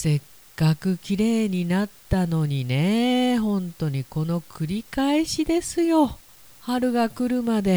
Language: Japanese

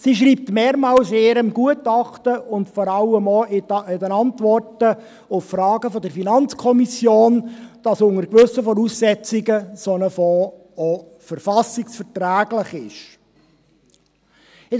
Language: Swiss German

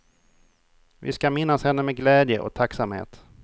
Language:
Swedish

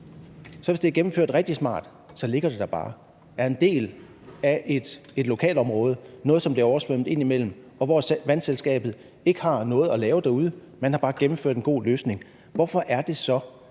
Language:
Danish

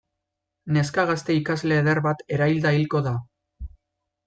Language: Basque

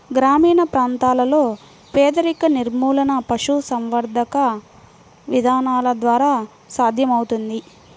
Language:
Telugu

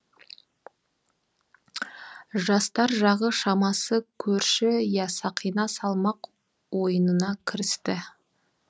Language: Kazakh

